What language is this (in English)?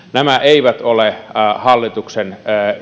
Finnish